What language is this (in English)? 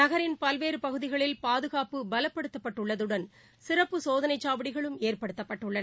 Tamil